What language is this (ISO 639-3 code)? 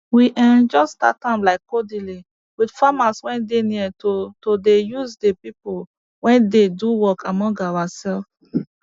pcm